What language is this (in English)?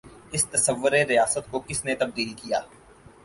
Urdu